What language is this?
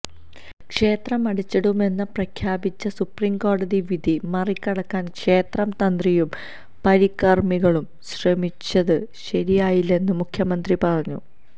Malayalam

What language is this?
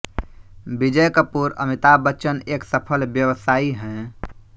Hindi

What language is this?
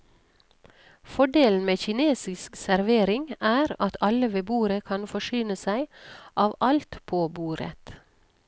Norwegian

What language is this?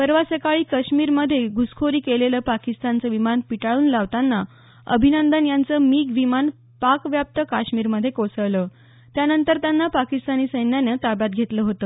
Marathi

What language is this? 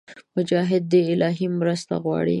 Pashto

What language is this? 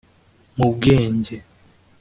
Kinyarwanda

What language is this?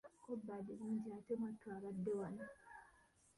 Ganda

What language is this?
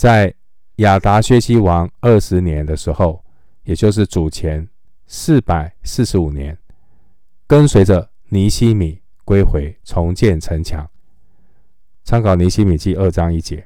Chinese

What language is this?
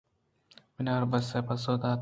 Eastern Balochi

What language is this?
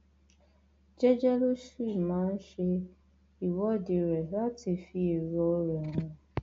Yoruba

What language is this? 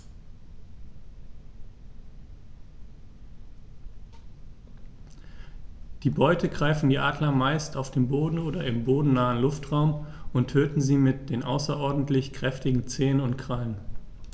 German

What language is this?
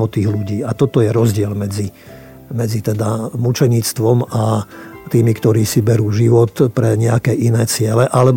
Slovak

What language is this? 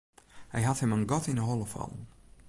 Western Frisian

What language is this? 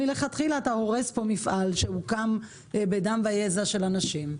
Hebrew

